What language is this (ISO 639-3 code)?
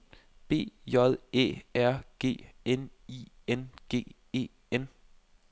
dan